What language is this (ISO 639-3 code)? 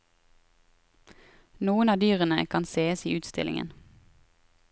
nor